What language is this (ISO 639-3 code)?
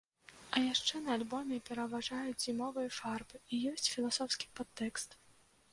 bel